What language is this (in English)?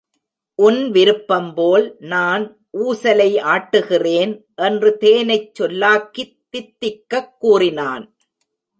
Tamil